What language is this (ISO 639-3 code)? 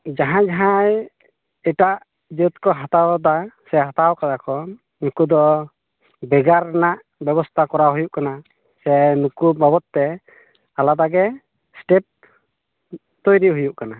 sat